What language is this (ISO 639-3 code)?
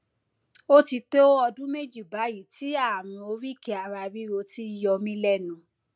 yor